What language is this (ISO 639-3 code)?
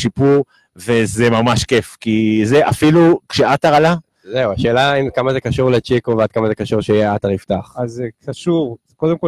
heb